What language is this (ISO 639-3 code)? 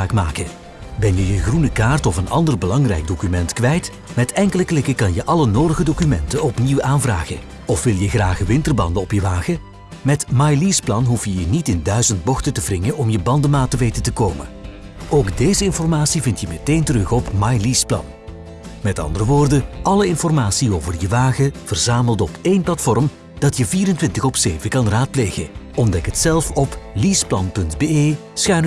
nld